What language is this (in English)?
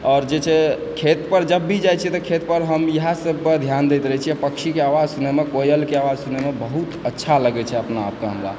Maithili